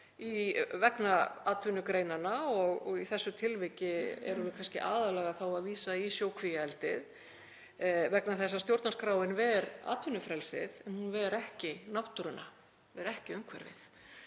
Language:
Icelandic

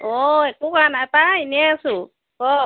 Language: Assamese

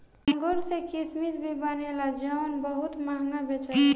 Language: Bhojpuri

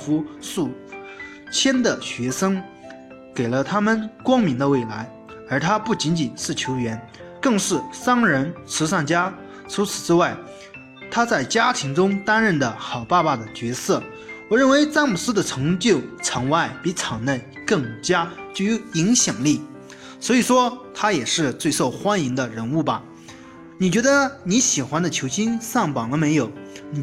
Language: Chinese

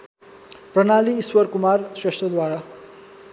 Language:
Nepali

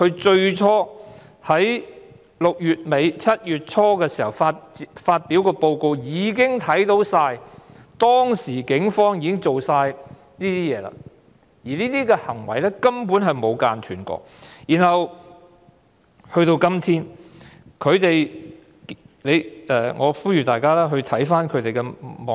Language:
Cantonese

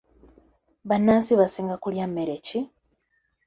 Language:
Ganda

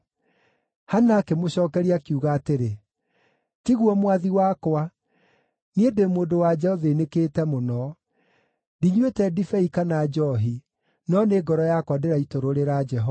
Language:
Kikuyu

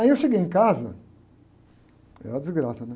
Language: Portuguese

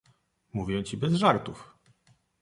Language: Polish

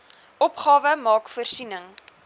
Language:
Afrikaans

